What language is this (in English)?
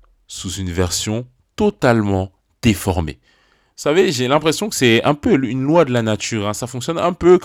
French